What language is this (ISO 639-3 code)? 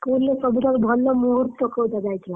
ori